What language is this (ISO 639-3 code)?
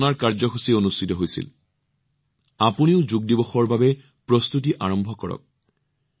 asm